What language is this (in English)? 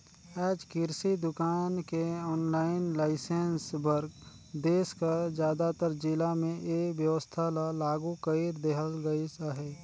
Chhattisgarhi